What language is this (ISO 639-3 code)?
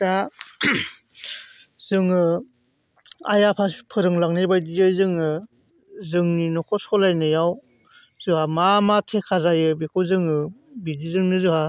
brx